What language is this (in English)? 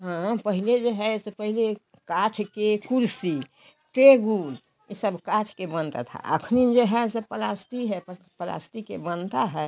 Hindi